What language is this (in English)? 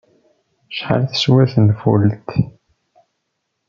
Kabyle